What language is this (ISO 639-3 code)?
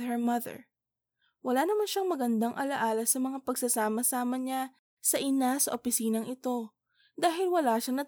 fil